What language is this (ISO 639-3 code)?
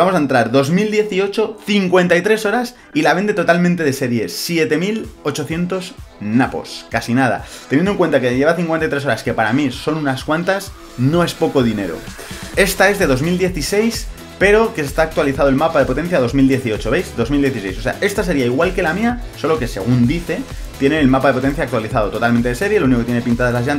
spa